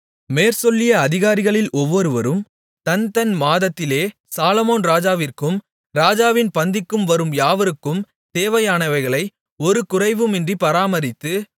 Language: Tamil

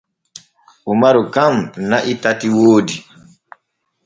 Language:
Borgu Fulfulde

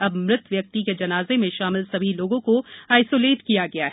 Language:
Hindi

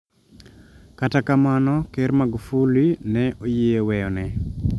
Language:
Luo (Kenya and Tanzania)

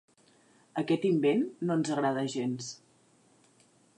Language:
Catalan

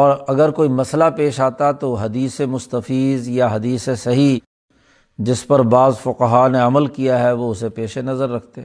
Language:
Urdu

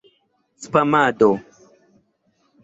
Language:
Esperanto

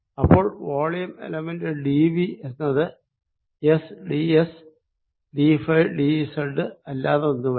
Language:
Malayalam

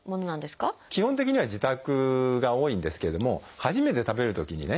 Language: Japanese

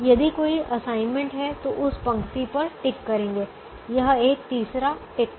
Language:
Hindi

